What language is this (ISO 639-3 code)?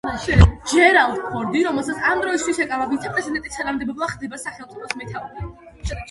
kat